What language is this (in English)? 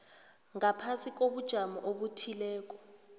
South Ndebele